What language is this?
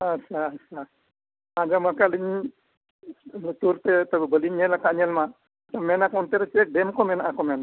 Santali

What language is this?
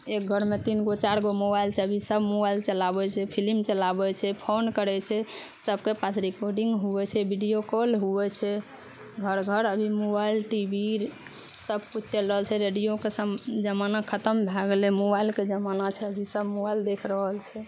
Maithili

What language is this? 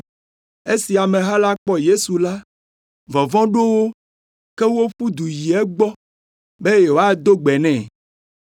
Ewe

